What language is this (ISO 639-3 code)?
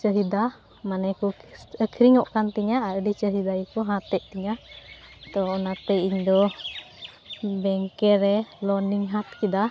sat